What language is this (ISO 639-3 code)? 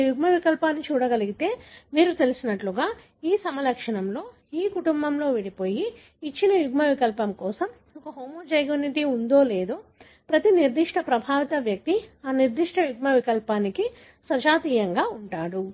tel